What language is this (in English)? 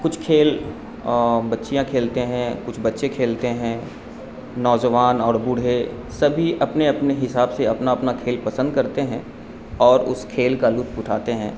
Urdu